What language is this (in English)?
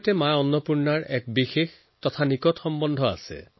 Assamese